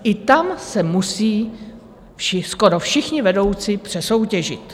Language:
Czech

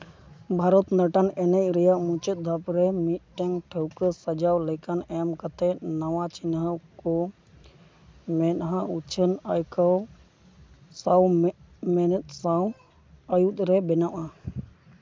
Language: Santali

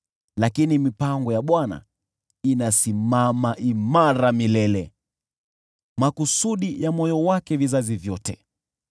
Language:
Swahili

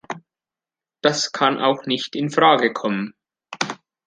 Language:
German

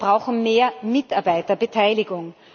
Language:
German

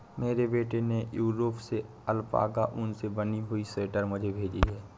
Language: Hindi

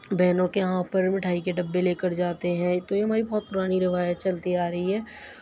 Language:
Urdu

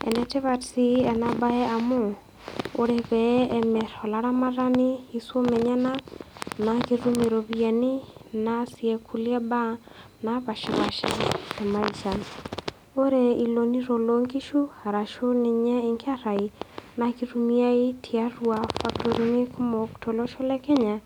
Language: Masai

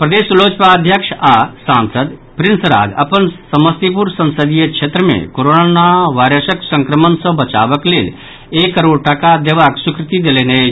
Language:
Maithili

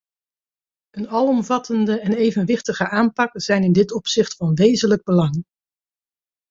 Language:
Dutch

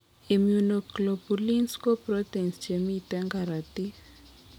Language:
Kalenjin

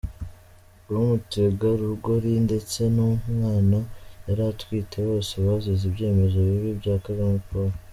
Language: Kinyarwanda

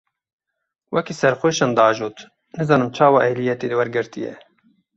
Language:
Kurdish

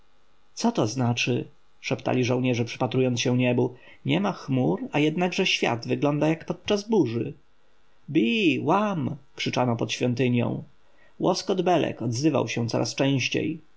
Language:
Polish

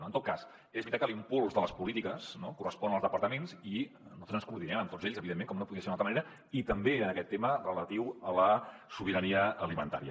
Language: Catalan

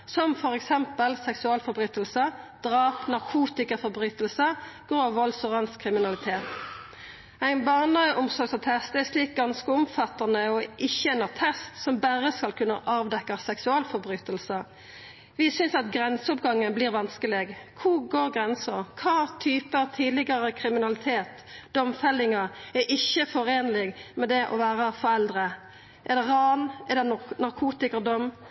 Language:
Norwegian Nynorsk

